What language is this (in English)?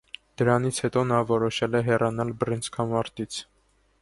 Armenian